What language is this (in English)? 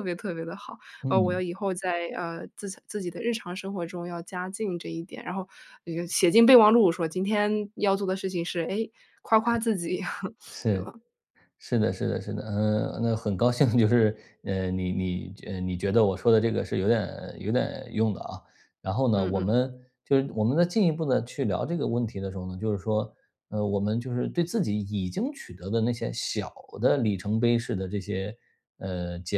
Chinese